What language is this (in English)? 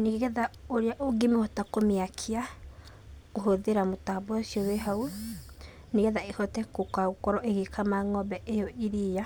Kikuyu